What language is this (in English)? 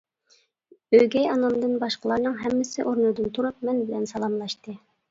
Uyghur